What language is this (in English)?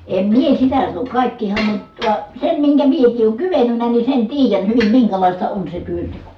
Finnish